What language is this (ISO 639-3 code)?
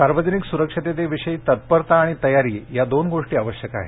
mar